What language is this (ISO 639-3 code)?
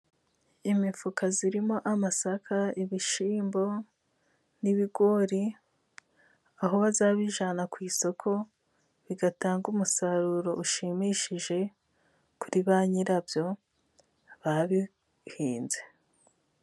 kin